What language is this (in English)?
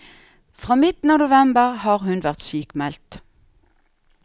Norwegian